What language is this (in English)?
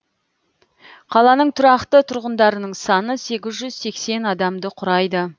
Kazakh